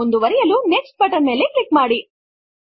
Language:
Kannada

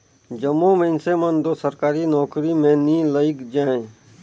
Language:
Chhattisgarhi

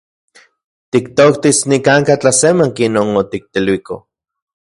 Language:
Central Puebla Nahuatl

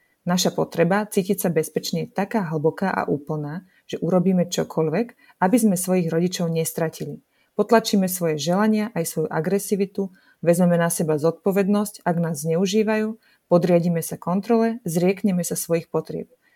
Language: Slovak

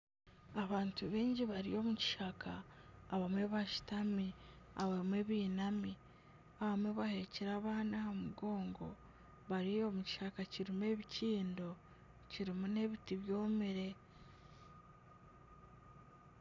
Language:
Nyankole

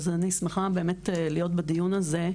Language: Hebrew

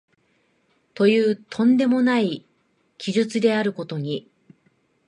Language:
Japanese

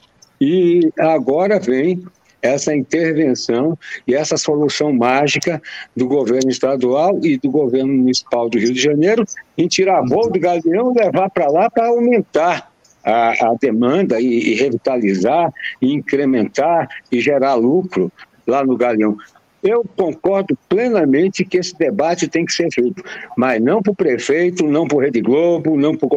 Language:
Portuguese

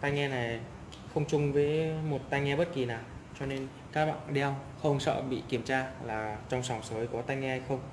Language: Vietnamese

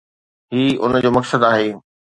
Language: Sindhi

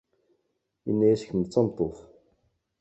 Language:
Kabyle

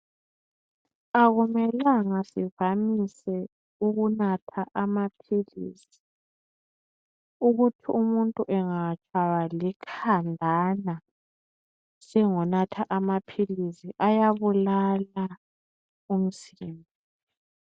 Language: North Ndebele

